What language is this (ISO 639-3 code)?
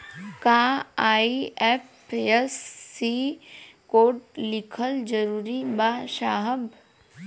bho